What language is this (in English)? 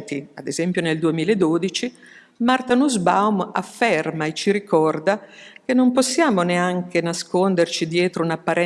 Italian